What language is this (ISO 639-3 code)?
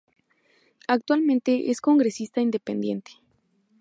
spa